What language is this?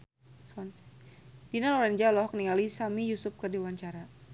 Sundanese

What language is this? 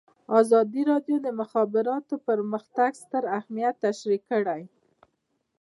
Pashto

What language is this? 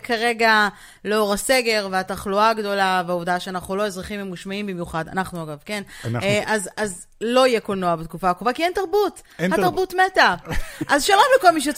Hebrew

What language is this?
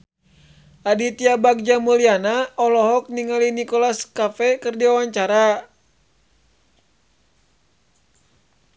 Sundanese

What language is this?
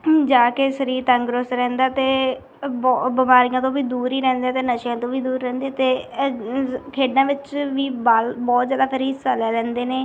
Punjabi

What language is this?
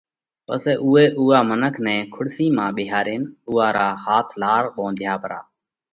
Parkari Koli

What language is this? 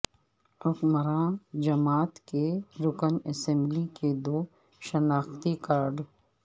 Urdu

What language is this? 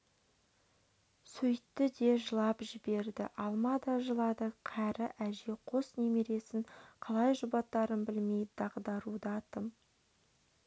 Kazakh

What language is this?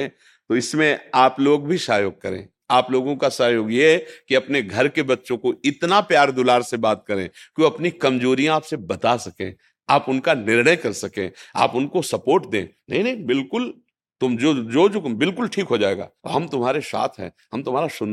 Hindi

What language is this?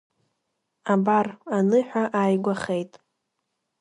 Abkhazian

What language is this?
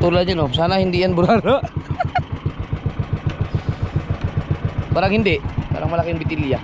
Filipino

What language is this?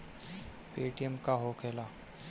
Bhojpuri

